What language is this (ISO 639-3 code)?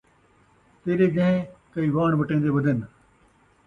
skr